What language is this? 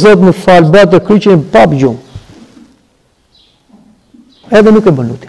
Romanian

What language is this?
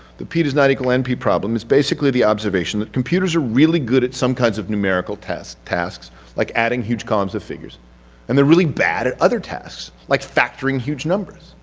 English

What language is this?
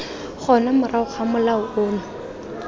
Tswana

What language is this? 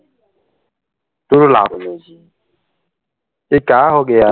Assamese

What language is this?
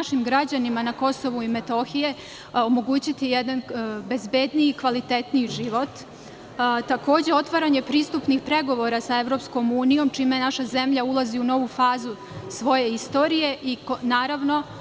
Serbian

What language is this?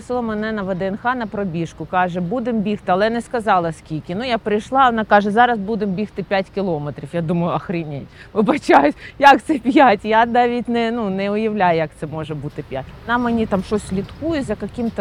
Ukrainian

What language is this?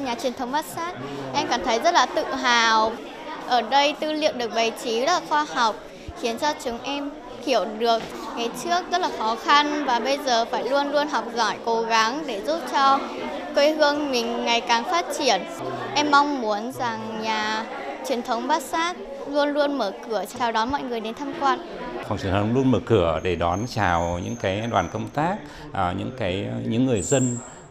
Vietnamese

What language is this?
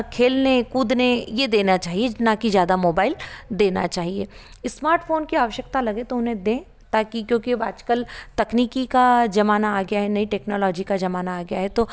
Hindi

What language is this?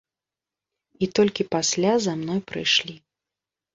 Belarusian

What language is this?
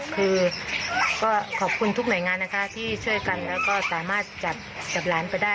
Thai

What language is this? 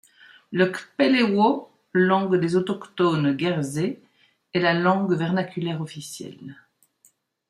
French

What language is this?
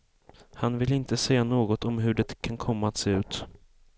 Swedish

